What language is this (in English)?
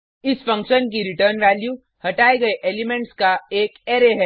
Hindi